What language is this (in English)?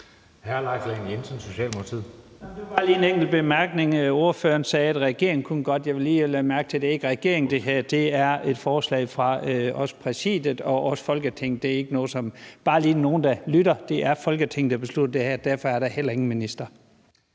Danish